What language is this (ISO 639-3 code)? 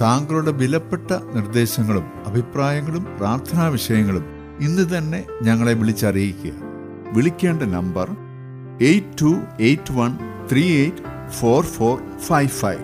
mal